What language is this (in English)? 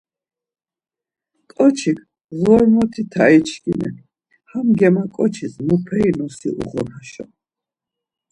Laz